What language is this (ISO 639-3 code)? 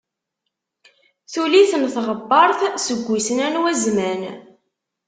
kab